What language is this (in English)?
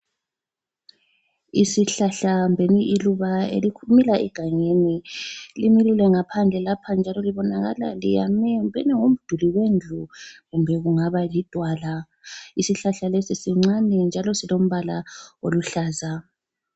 North Ndebele